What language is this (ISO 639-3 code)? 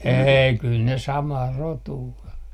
fin